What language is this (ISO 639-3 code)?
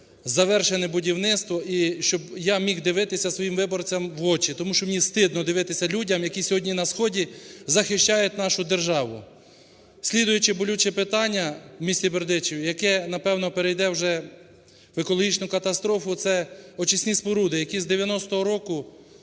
ukr